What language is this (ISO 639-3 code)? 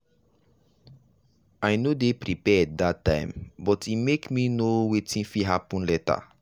pcm